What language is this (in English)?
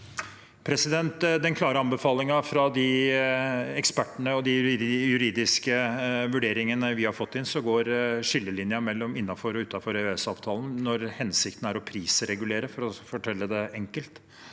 Norwegian